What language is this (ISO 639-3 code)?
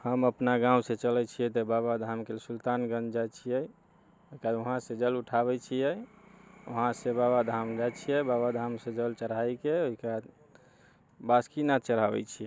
mai